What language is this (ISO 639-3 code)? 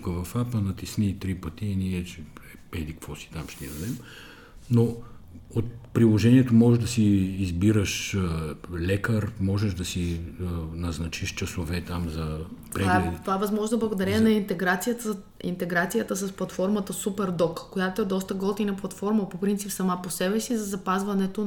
bul